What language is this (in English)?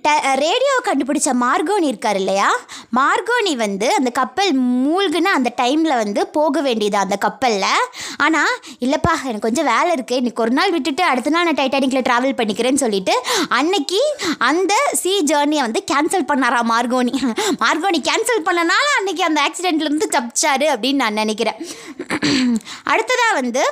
Tamil